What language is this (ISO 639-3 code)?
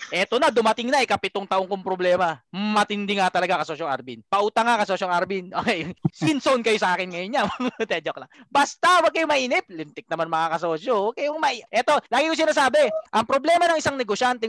fil